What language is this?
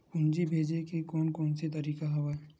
Chhattisgarhi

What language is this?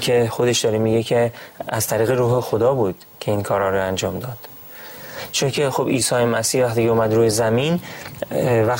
Persian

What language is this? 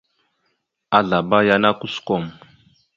Mada (Cameroon)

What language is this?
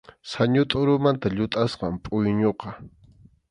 Arequipa-La Unión Quechua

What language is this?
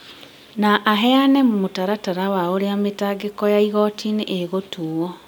Kikuyu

